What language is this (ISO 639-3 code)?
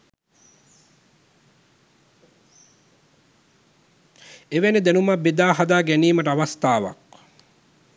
sin